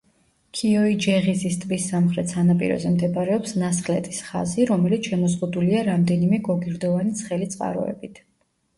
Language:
Georgian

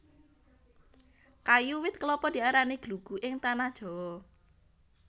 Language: Javanese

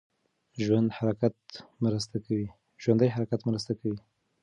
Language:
Pashto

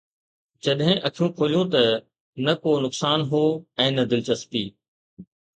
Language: Sindhi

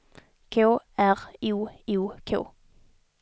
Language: Swedish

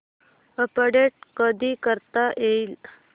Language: Marathi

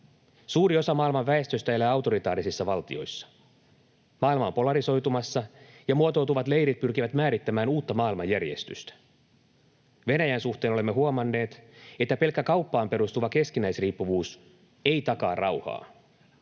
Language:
Finnish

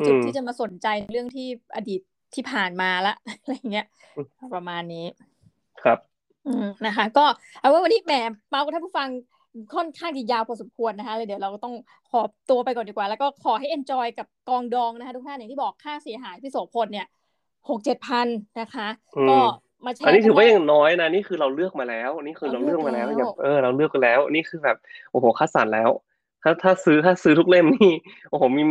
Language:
Thai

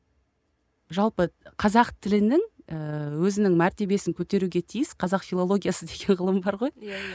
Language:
Kazakh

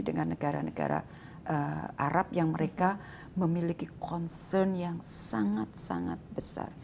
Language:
Indonesian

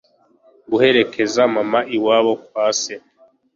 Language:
Kinyarwanda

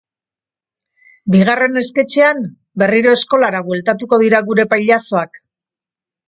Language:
Basque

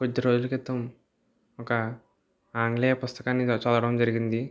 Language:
Telugu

